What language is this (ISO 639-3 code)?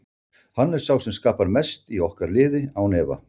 isl